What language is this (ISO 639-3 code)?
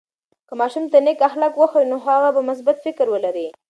pus